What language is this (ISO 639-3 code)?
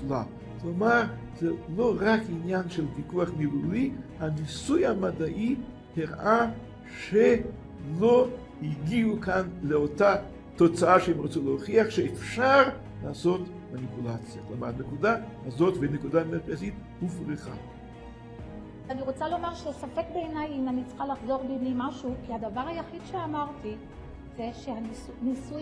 heb